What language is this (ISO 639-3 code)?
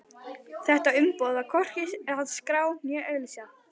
isl